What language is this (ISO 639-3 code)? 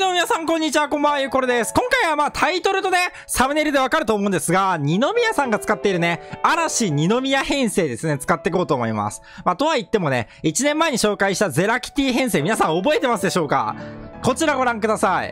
jpn